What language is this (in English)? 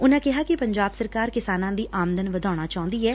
Punjabi